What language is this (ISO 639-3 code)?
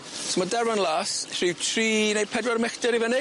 cym